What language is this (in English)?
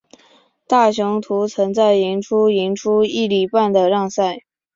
Chinese